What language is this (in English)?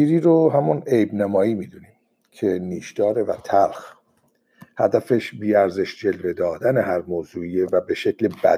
Persian